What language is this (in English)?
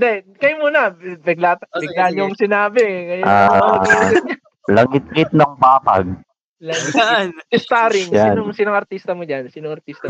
Filipino